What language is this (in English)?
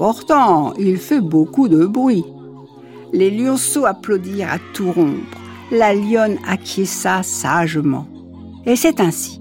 French